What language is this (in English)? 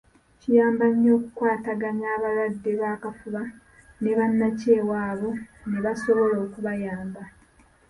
Ganda